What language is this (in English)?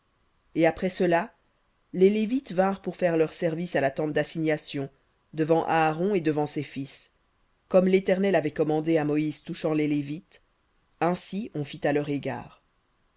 French